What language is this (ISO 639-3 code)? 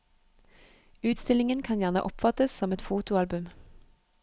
nor